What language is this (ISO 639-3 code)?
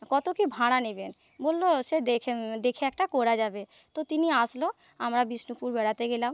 ben